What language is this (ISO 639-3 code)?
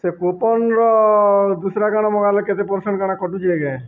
ori